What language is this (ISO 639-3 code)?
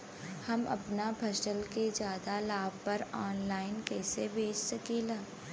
bho